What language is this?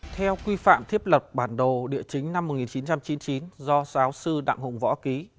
Vietnamese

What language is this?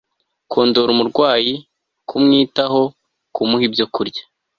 Kinyarwanda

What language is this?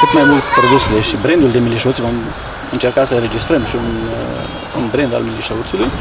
Romanian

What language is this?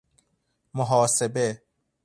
Persian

